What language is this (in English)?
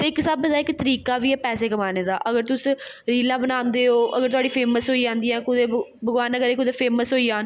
Dogri